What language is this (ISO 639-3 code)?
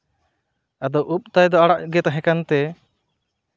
sat